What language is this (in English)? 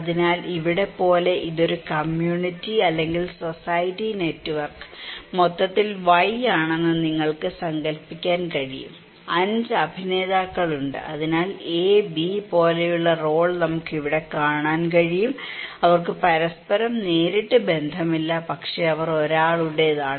Malayalam